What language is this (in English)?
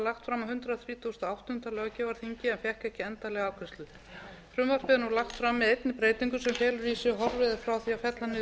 Icelandic